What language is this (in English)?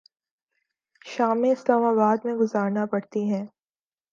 Urdu